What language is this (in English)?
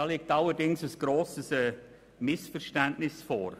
Swiss German